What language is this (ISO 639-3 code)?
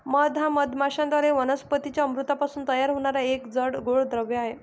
mar